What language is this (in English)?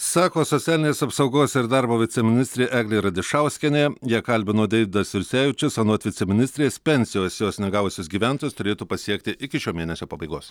Lithuanian